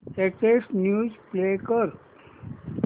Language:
Marathi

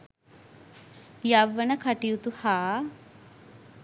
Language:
Sinhala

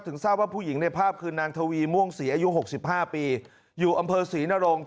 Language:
Thai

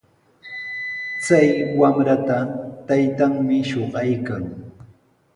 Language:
Sihuas Ancash Quechua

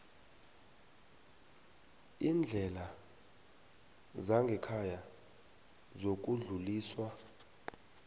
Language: South Ndebele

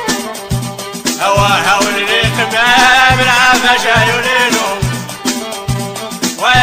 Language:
Arabic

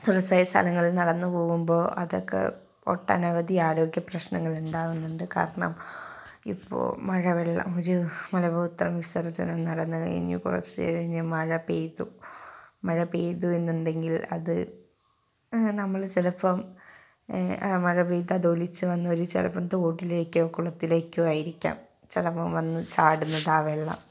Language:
Malayalam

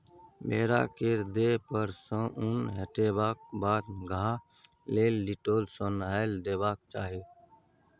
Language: Maithili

